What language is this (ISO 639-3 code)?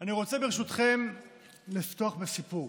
heb